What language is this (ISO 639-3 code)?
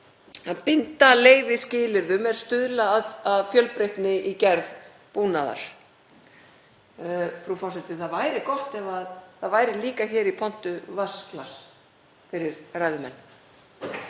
isl